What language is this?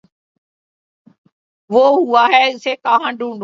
Urdu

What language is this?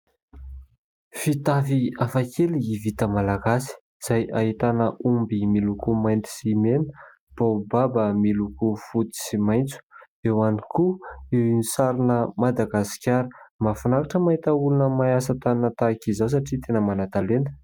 Malagasy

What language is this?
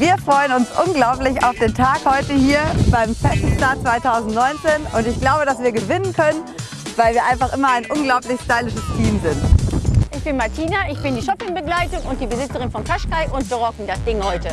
German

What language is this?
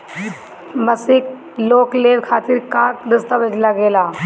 Bhojpuri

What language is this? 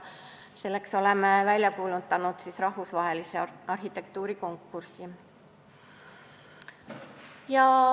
Estonian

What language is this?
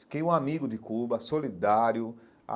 Portuguese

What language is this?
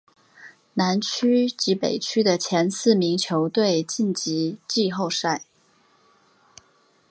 Chinese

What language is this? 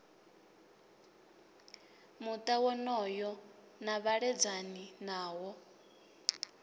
Venda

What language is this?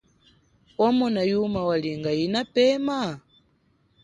Chokwe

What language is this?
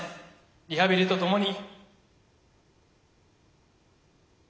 Japanese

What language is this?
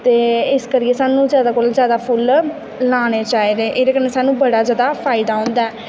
Dogri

